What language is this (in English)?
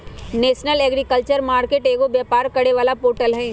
Magahi